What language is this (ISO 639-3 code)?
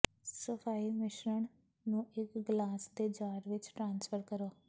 pan